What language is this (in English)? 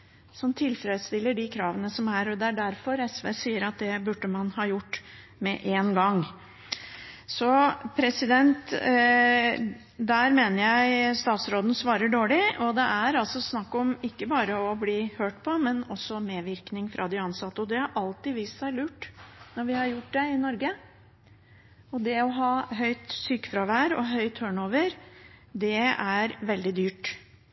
Norwegian Bokmål